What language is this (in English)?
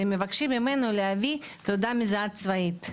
Hebrew